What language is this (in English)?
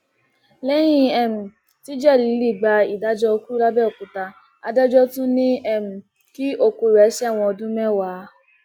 Yoruba